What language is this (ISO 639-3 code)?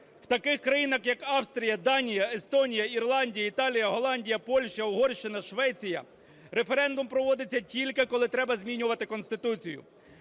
ukr